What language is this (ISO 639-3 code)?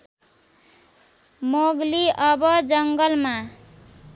nep